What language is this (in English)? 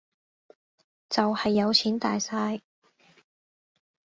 Cantonese